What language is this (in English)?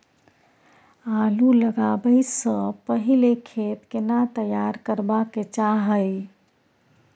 Maithili